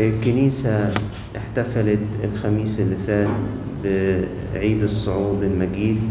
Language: Arabic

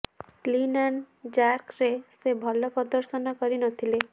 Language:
Odia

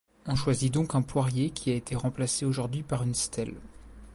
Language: French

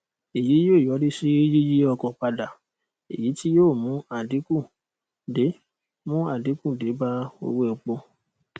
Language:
Yoruba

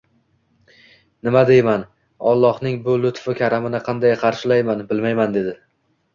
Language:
Uzbek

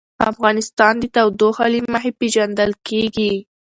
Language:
Pashto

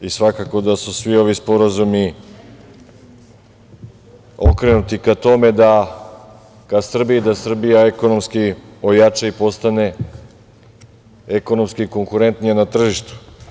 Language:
Serbian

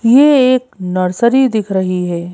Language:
Hindi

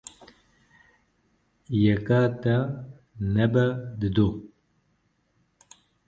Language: Kurdish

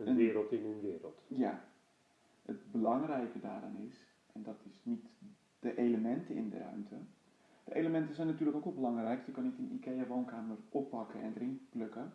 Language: Dutch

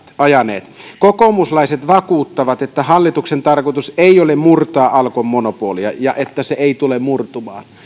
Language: Finnish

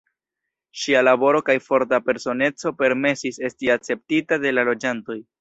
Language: Esperanto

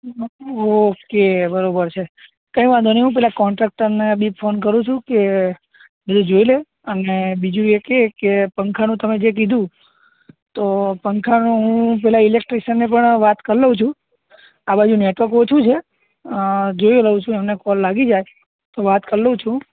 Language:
Gujarati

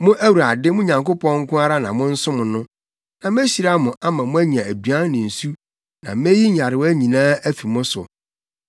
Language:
Akan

